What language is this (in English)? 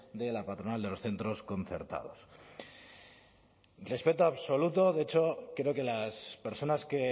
Spanish